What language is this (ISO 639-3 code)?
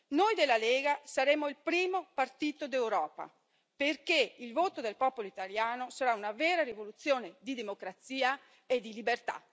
ita